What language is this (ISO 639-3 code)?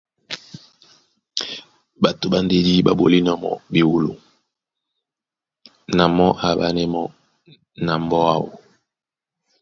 dua